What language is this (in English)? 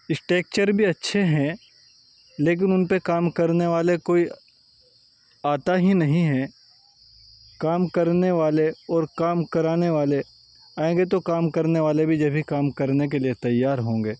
Urdu